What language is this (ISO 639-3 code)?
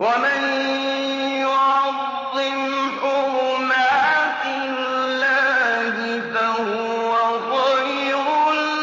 ara